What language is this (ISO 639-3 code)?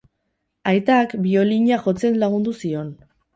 eus